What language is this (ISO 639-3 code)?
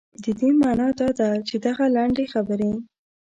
pus